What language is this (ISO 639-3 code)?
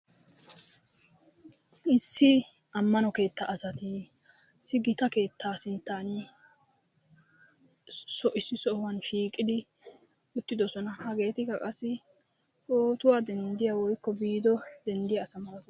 wal